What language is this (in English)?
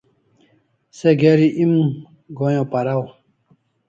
Kalasha